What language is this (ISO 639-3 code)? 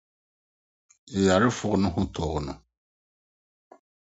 aka